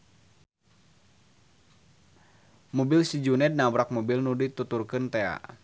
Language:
Sundanese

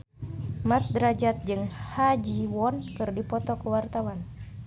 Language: Sundanese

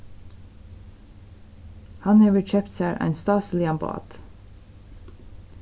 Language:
Faroese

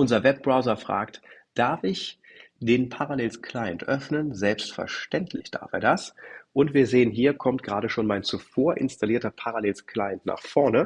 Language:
German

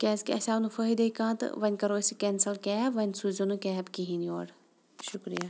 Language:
Kashmiri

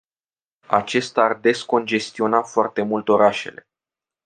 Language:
Romanian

